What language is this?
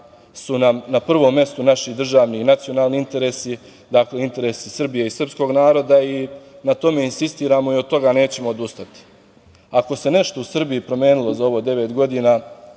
Serbian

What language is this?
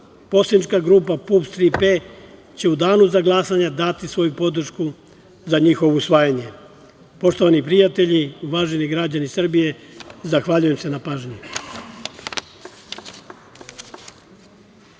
Serbian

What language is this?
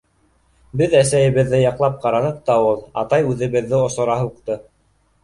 Bashkir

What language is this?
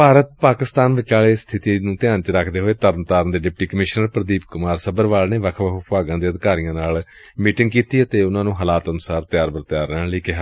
Punjabi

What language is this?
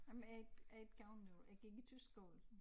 Danish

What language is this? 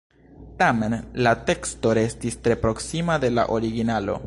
Esperanto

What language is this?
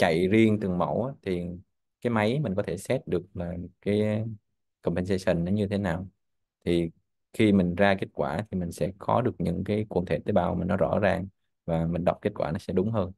Vietnamese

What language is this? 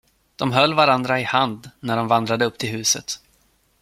Swedish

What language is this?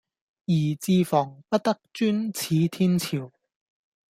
Cantonese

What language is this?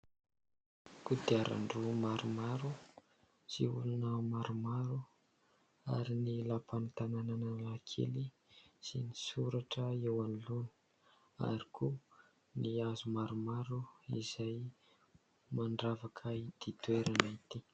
Malagasy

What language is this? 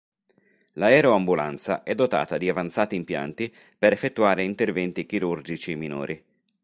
Italian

